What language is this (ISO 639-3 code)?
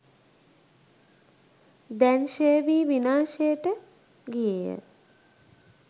sin